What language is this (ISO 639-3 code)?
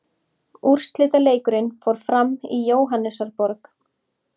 isl